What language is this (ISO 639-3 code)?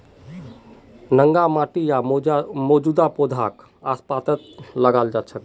mag